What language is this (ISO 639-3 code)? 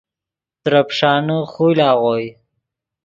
ydg